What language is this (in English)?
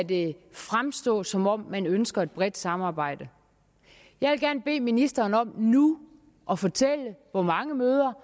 Danish